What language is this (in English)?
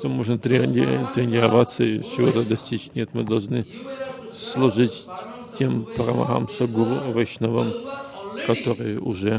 Russian